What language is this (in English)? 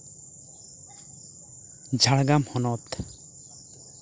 Santali